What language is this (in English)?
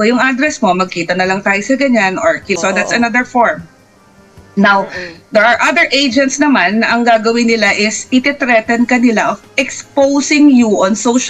Filipino